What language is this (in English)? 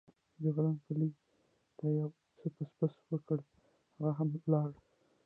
Pashto